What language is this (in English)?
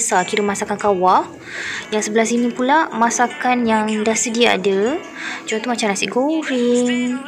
Malay